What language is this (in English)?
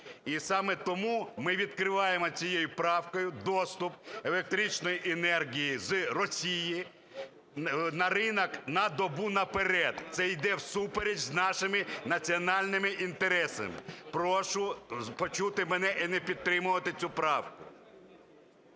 Ukrainian